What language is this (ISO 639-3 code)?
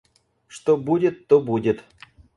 rus